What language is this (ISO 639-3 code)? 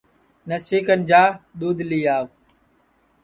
ssi